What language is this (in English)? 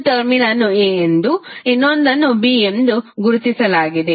Kannada